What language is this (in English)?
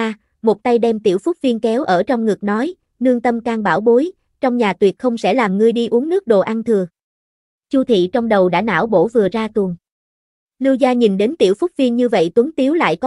Vietnamese